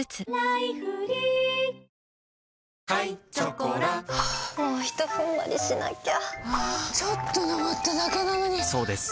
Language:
Japanese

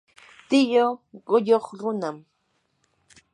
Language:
Yanahuanca Pasco Quechua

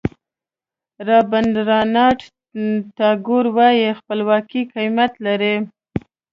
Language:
Pashto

